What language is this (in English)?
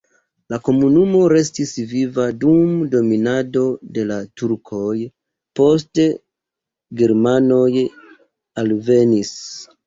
Esperanto